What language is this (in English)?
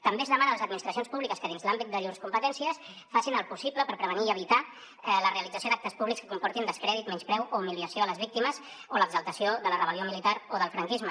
Catalan